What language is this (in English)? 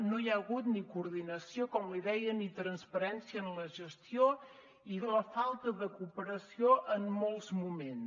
Catalan